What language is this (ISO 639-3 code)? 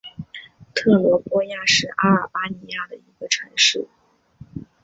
zho